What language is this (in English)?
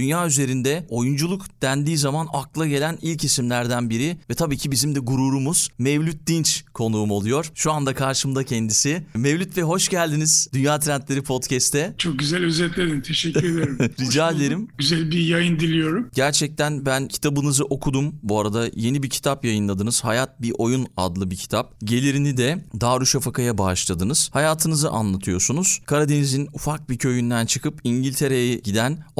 Turkish